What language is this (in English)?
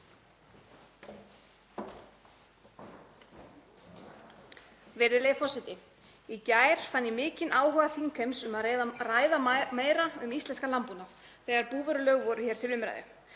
Icelandic